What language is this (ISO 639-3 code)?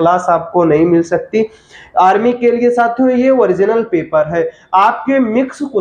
hin